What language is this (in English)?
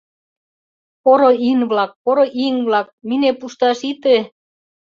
Mari